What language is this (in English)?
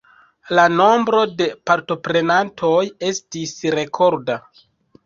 Esperanto